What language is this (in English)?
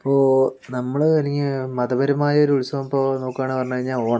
Malayalam